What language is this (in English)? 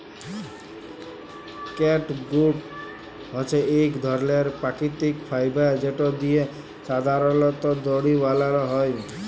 Bangla